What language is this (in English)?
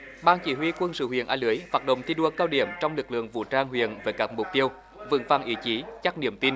Vietnamese